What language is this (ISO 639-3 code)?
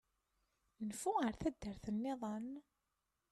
kab